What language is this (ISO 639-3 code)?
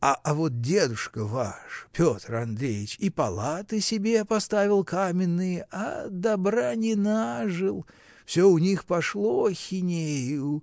rus